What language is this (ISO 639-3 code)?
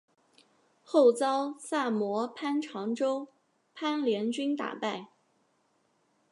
zho